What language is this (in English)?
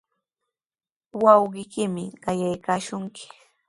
Sihuas Ancash Quechua